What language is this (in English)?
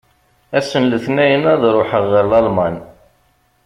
Kabyle